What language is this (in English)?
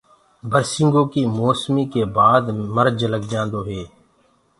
Gurgula